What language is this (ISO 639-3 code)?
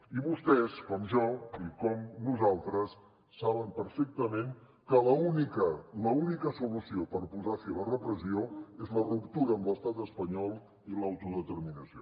cat